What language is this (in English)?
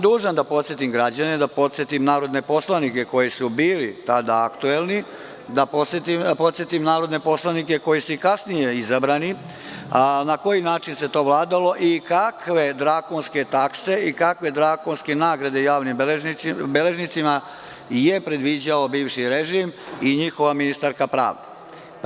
Serbian